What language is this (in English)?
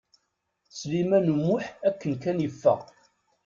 Kabyle